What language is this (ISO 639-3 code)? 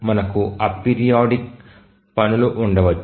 tel